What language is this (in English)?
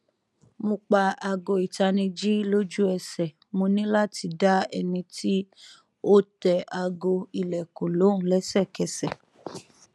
Yoruba